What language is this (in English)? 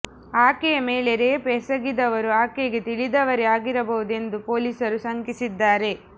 Kannada